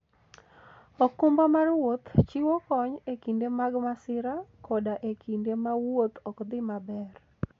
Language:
Luo (Kenya and Tanzania)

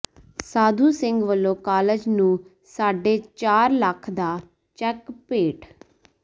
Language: Punjabi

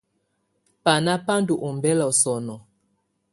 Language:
Tunen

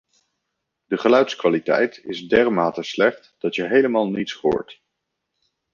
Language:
Dutch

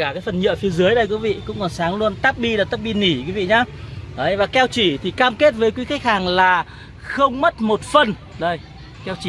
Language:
Vietnamese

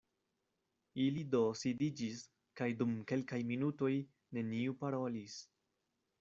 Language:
Esperanto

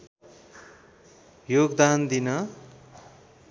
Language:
Nepali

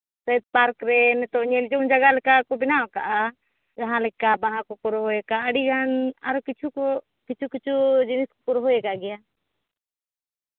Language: Santali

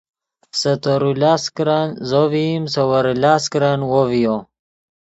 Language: Yidgha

